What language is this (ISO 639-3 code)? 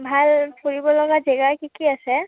asm